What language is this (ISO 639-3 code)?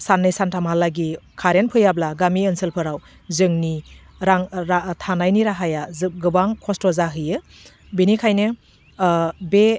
brx